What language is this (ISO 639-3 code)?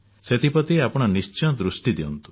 ori